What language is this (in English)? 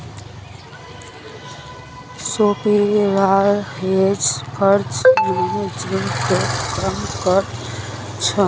Magahi